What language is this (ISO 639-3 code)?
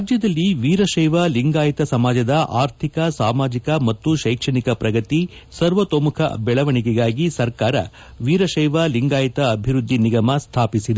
kan